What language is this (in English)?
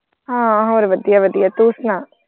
Punjabi